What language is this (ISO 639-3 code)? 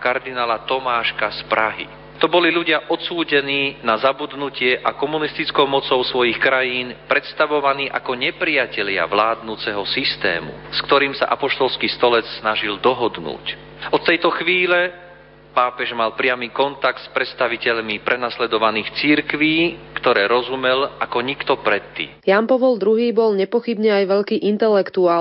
slk